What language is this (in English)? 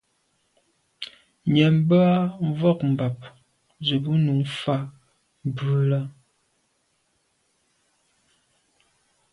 Medumba